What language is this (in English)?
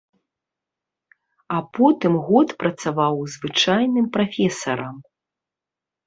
Belarusian